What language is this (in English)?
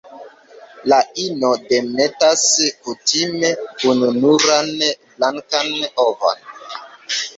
Esperanto